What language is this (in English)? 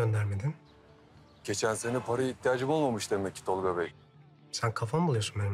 Turkish